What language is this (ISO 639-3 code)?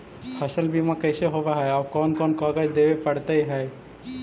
mag